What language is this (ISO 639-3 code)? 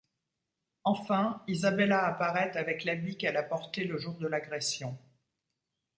fra